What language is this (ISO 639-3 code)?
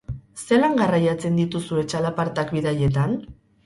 eus